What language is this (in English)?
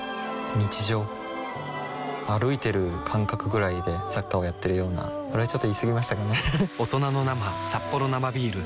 Japanese